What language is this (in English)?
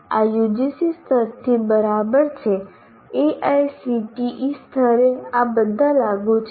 Gujarati